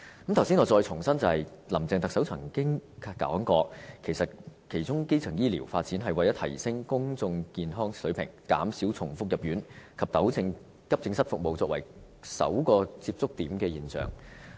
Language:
Cantonese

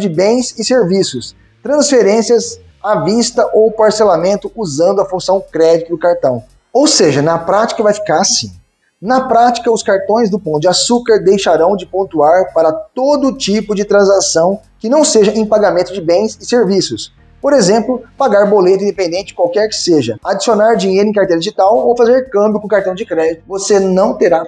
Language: Portuguese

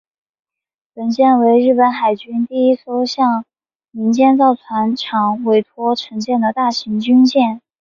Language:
Chinese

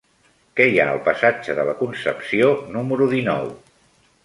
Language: Catalan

